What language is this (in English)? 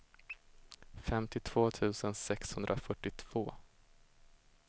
Swedish